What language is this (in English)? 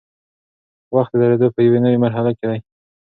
Pashto